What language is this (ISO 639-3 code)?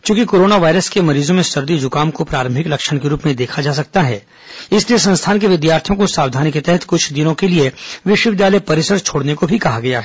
hin